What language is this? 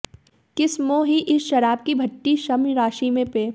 Hindi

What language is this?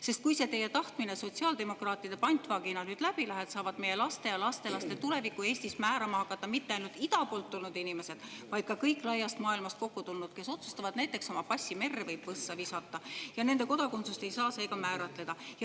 Estonian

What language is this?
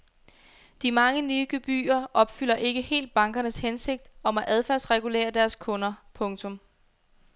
Danish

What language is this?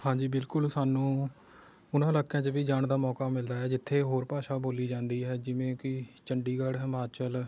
Punjabi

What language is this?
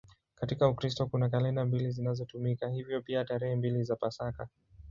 Swahili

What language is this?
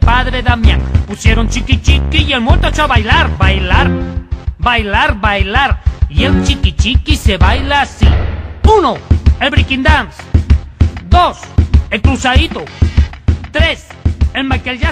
Spanish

